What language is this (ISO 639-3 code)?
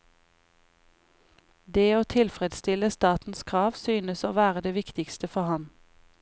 nor